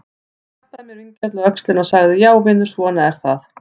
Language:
Icelandic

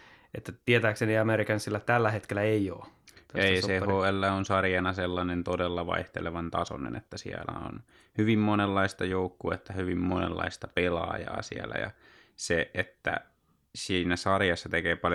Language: Finnish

